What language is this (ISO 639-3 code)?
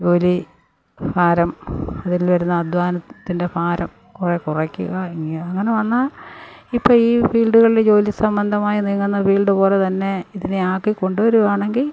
mal